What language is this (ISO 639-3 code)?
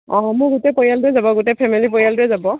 asm